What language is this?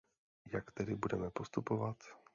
Czech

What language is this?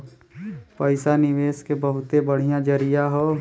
Bhojpuri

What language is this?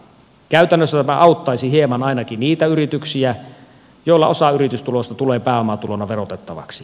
Finnish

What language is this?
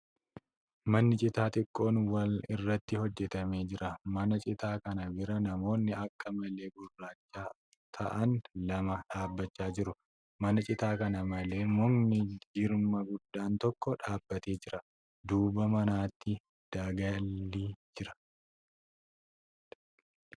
Oromo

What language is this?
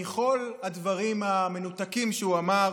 Hebrew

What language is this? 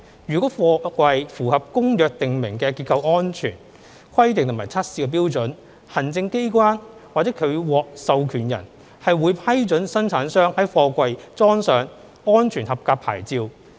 Cantonese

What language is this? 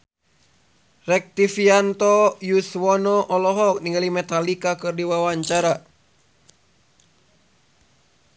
Sundanese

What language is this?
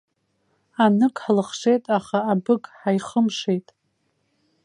Abkhazian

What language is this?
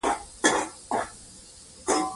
Pashto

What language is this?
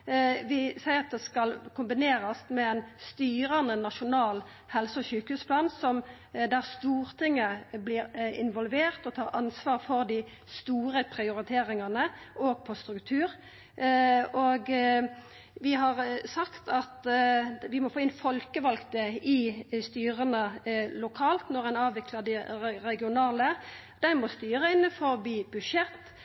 Norwegian Nynorsk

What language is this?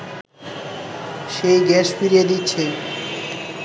Bangla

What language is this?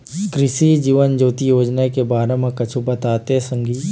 Chhattisgarhi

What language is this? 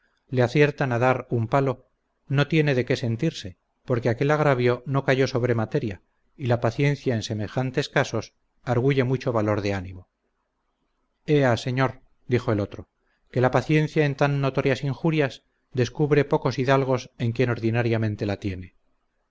Spanish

